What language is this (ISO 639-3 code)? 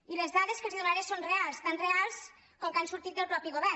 cat